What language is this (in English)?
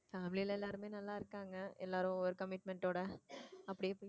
Tamil